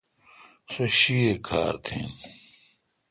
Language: Kalkoti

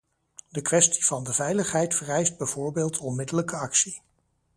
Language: Dutch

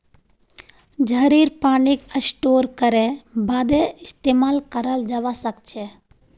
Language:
Magahi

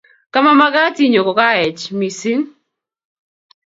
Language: Kalenjin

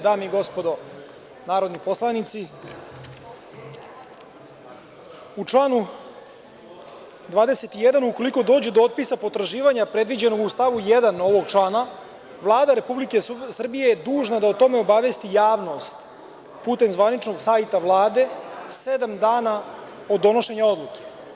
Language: Serbian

